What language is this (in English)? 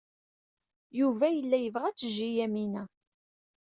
Kabyle